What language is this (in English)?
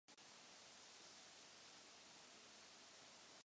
Czech